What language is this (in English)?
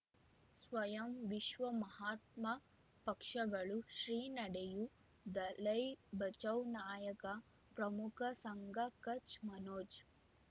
Kannada